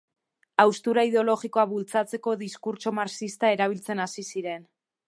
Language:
Basque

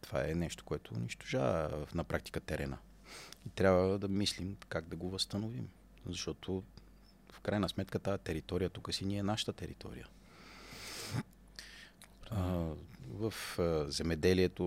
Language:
Bulgarian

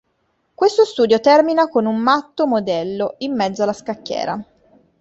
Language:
Italian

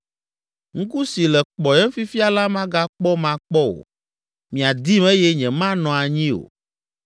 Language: Ewe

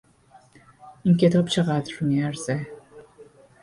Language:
Persian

